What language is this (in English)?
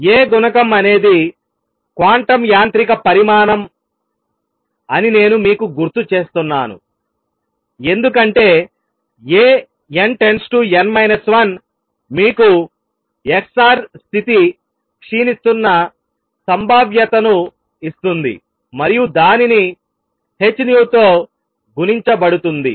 Telugu